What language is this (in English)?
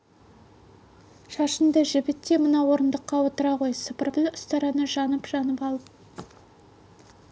Kazakh